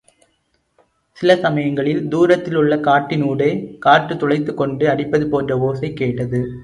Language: Tamil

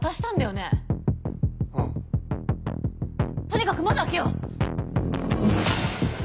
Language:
Japanese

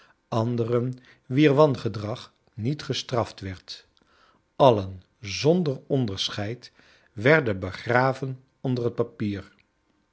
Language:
Dutch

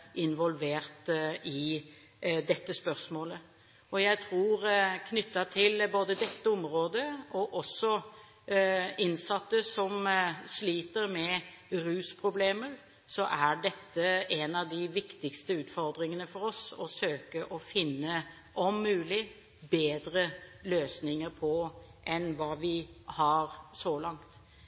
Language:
Norwegian Bokmål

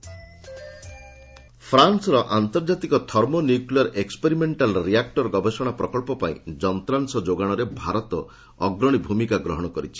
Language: Odia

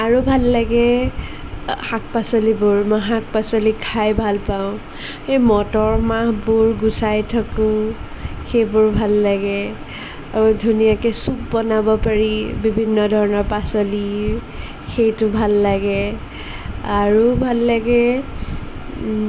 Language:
Assamese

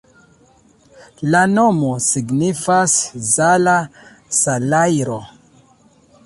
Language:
Esperanto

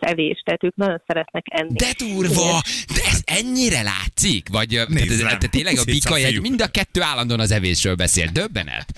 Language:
Hungarian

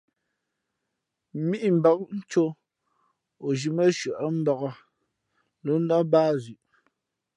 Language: Fe'fe'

